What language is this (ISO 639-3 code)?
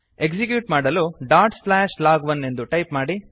kan